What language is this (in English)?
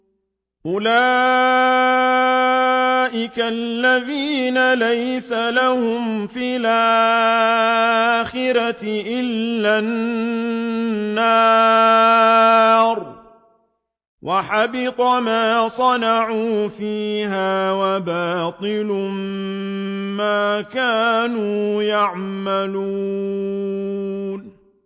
Arabic